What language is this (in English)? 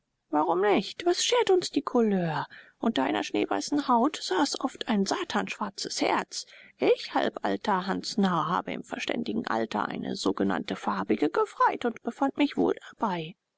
German